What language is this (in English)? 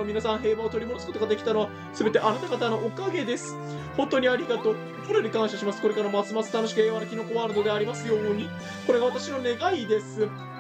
Japanese